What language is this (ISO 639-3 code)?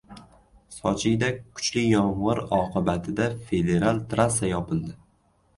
uzb